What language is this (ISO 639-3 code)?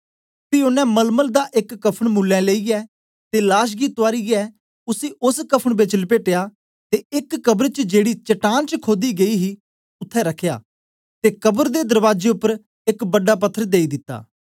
doi